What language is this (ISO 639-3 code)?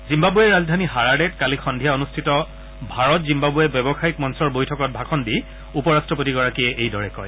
asm